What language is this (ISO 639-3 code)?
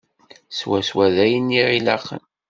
kab